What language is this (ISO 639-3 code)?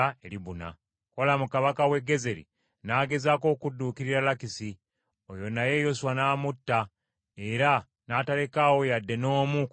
lug